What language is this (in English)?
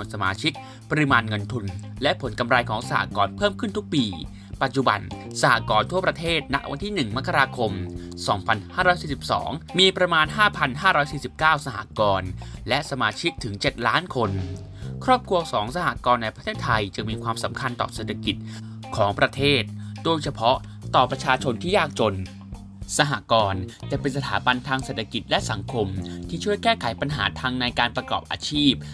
Thai